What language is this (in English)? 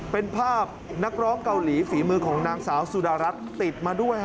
Thai